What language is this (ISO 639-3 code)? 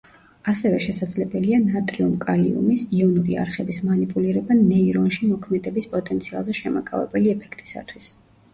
kat